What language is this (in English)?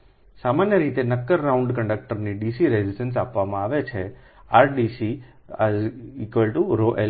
Gujarati